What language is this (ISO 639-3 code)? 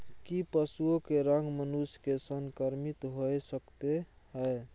mai